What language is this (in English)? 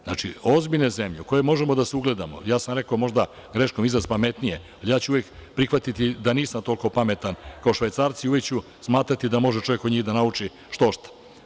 Serbian